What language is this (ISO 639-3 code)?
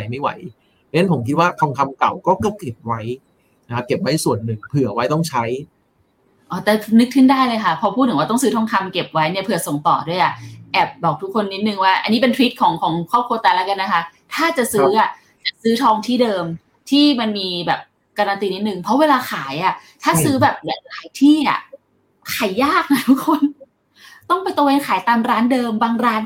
tha